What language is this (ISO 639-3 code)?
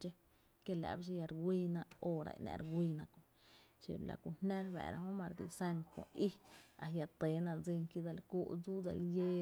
cte